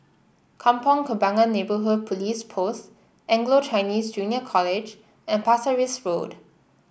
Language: English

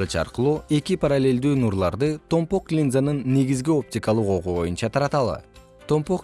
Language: Kyrgyz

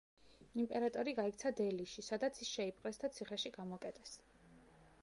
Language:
Georgian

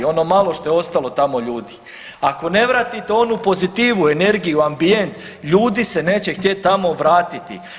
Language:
Croatian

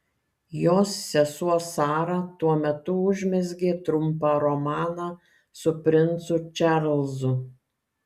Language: Lithuanian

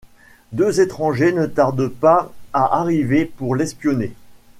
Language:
French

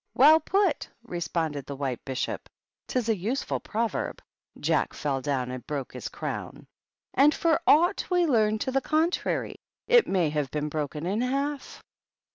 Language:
English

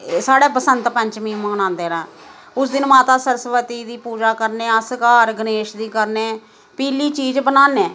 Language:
Dogri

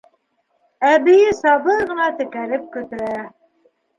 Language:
Bashkir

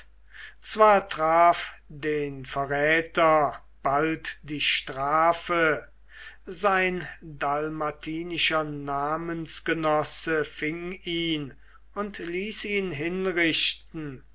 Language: German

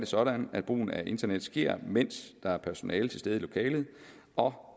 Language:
Danish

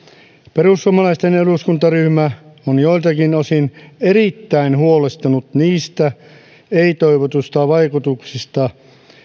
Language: Finnish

